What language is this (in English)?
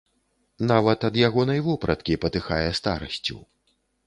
Belarusian